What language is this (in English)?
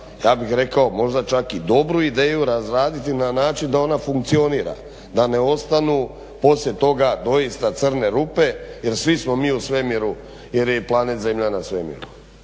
Croatian